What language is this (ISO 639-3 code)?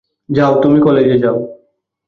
ben